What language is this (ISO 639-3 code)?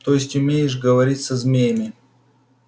rus